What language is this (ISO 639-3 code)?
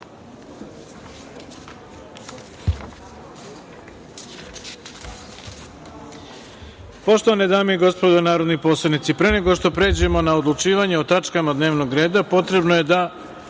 srp